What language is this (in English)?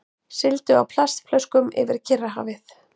Icelandic